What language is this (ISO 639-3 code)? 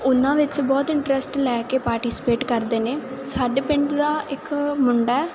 pan